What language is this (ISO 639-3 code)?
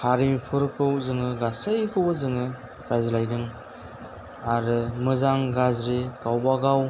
brx